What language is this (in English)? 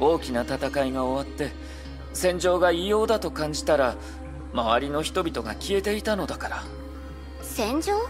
Japanese